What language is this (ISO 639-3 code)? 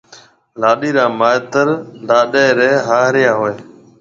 mve